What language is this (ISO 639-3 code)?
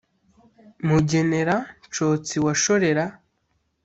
kin